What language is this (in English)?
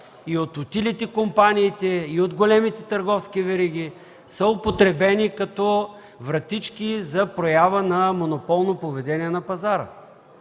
Bulgarian